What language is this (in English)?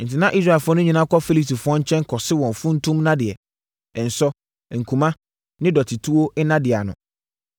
Akan